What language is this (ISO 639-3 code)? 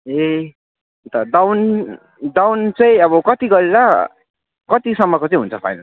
nep